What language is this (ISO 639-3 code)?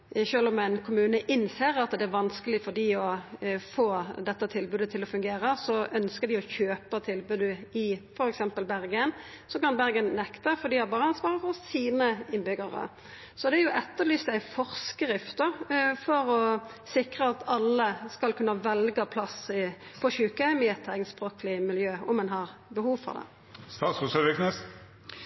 nno